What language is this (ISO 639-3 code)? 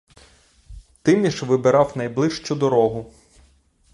ukr